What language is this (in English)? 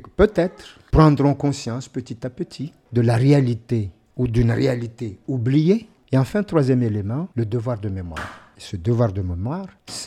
French